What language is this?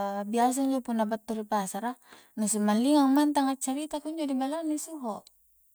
Coastal Konjo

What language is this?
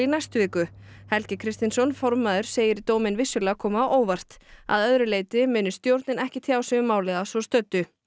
Icelandic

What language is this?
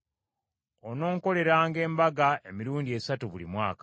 Ganda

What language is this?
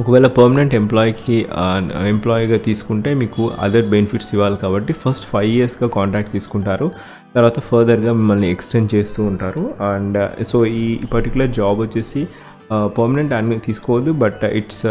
Telugu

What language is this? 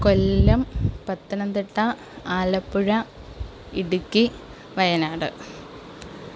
Malayalam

